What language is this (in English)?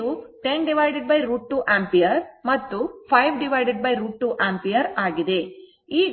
Kannada